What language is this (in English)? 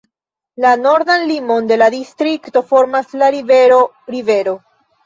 Esperanto